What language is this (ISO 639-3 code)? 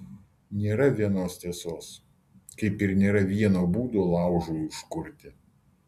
lit